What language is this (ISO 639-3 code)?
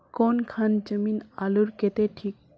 mag